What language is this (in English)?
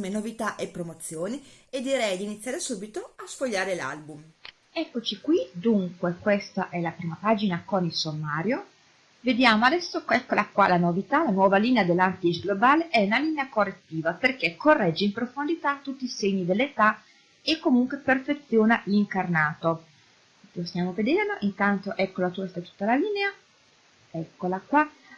Italian